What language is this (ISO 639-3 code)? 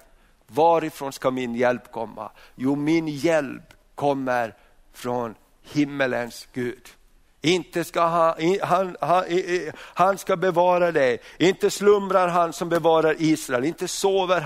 swe